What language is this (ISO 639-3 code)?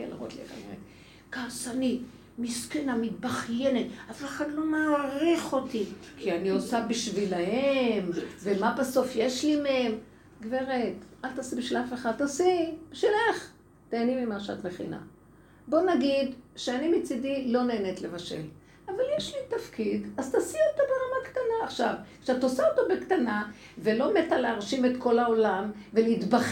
heb